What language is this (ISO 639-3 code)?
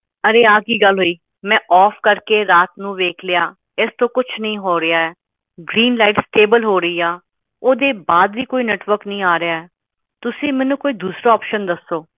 pan